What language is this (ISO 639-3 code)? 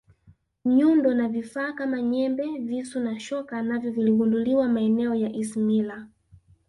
swa